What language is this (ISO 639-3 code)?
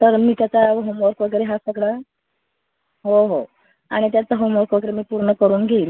mar